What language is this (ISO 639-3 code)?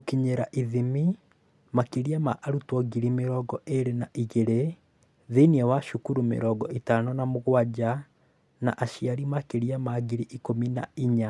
kik